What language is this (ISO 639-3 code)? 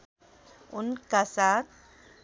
nep